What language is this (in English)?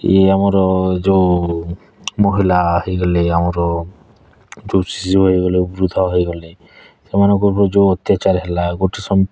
Odia